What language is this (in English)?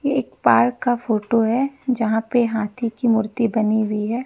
Hindi